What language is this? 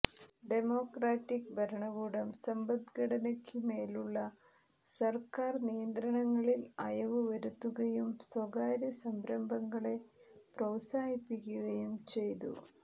Malayalam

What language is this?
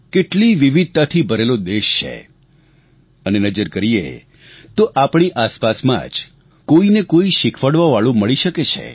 Gujarati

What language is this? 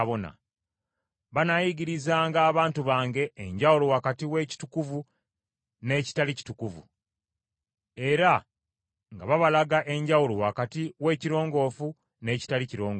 Ganda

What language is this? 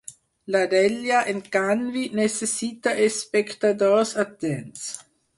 Catalan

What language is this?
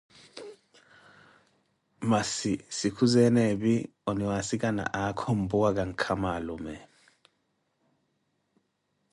Koti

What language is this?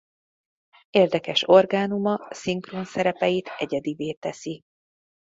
Hungarian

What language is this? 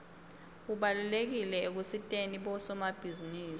Swati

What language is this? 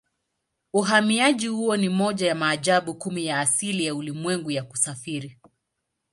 Swahili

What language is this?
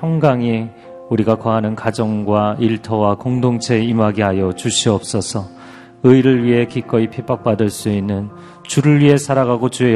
Korean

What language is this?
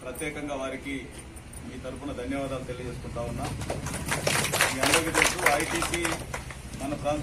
Hindi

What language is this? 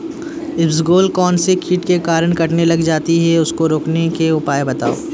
Hindi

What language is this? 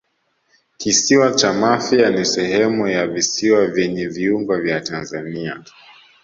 Swahili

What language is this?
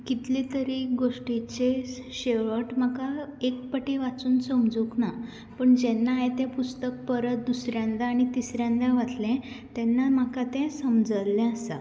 Konkani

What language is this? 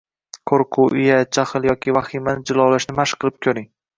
Uzbek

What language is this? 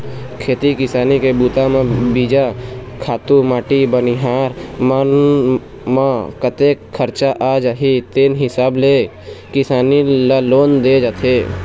Chhattisgarhi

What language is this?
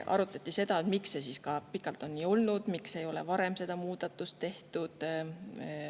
Estonian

